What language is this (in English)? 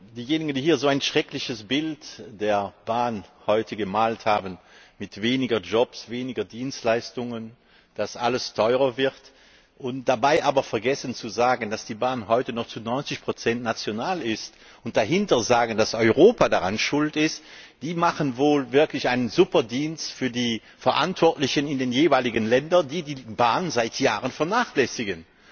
German